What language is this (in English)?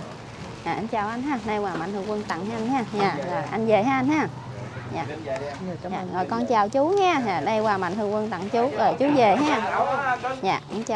Vietnamese